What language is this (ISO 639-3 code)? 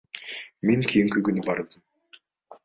kir